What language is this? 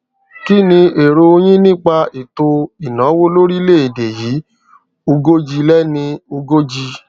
Yoruba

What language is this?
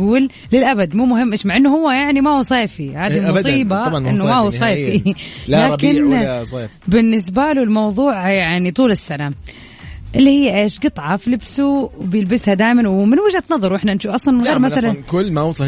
Arabic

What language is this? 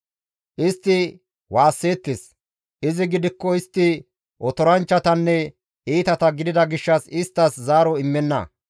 Gamo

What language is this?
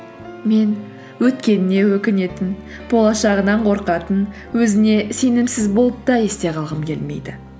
Kazakh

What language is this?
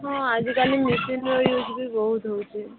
Odia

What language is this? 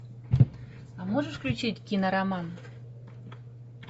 Russian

